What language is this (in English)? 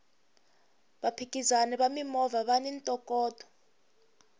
Tsonga